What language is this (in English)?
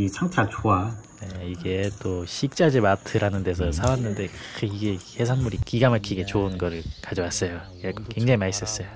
Korean